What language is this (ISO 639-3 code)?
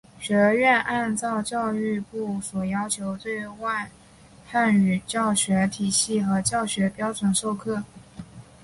zho